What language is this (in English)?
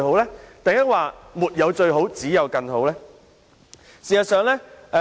Cantonese